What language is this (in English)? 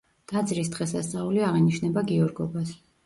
Georgian